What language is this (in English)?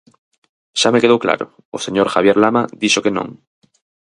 Galician